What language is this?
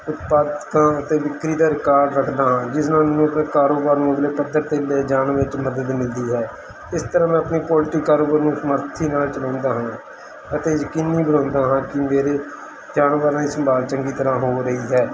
Punjabi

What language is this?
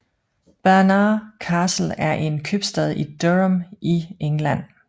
Danish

